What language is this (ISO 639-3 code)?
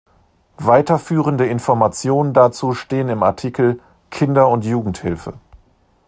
deu